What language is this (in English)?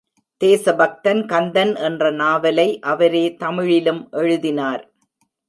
Tamil